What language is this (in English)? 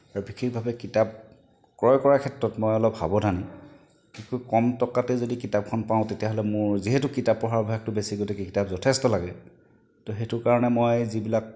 Assamese